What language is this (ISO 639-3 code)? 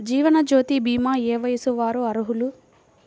tel